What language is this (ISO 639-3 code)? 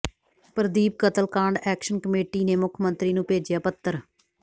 pan